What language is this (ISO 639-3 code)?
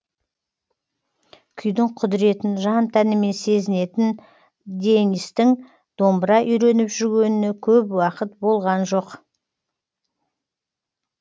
kaz